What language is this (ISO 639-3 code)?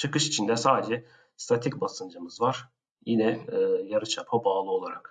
tur